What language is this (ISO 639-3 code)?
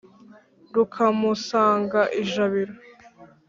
kin